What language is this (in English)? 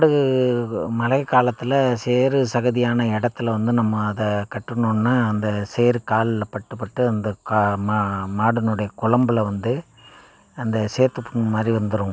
Tamil